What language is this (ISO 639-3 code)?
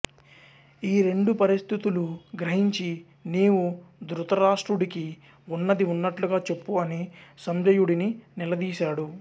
tel